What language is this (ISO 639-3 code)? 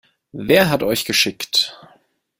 deu